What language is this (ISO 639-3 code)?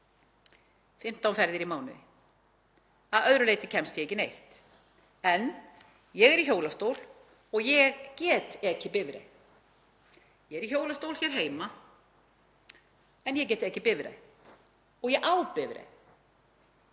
isl